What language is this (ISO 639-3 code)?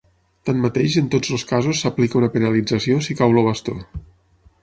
cat